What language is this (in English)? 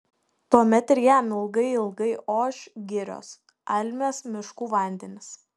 Lithuanian